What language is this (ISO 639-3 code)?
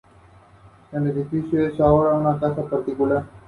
spa